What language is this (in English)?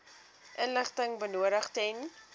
Afrikaans